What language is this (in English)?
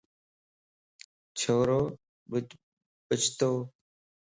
Lasi